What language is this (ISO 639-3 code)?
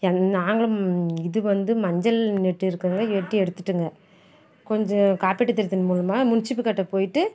tam